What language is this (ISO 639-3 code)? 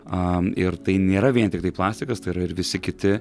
lit